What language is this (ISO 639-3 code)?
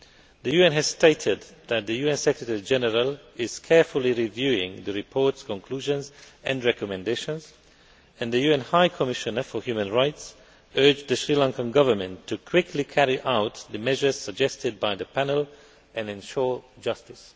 eng